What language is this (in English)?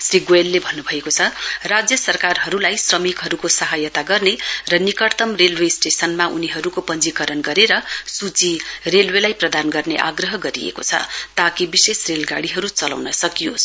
Nepali